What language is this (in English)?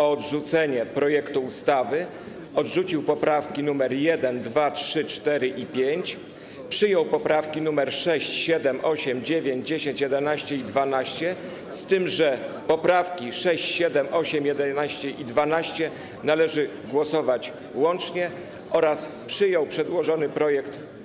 Polish